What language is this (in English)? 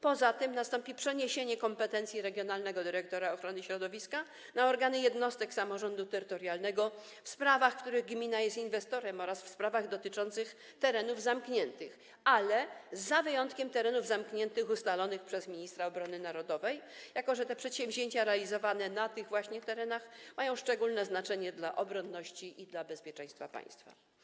Polish